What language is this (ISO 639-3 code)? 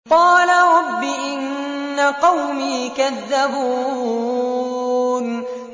ara